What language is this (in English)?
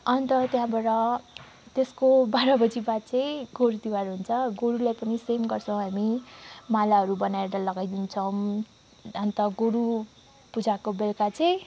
Nepali